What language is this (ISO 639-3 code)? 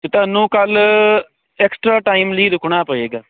pan